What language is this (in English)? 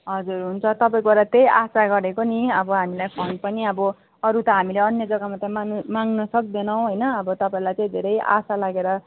Nepali